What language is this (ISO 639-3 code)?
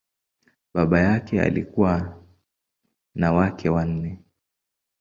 swa